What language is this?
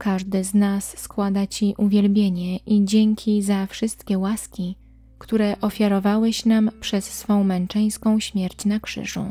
Polish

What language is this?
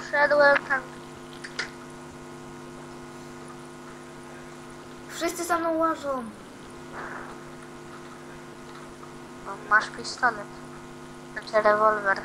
Polish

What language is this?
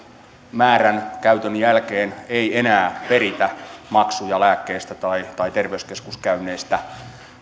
Finnish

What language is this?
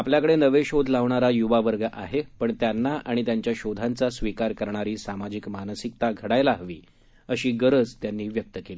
Marathi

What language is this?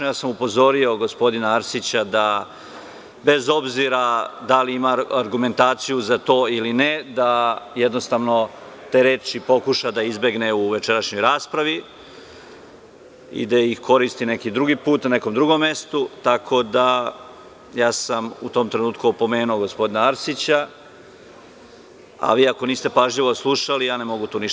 Serbian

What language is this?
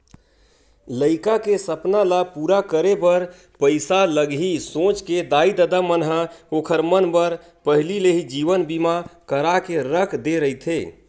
Chhattisgarhi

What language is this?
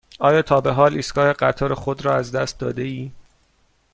Persian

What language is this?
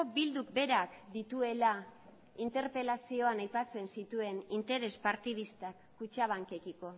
Basque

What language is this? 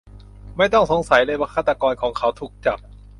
Thai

